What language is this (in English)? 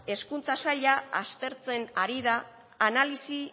Basque